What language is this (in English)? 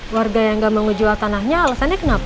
Indonesian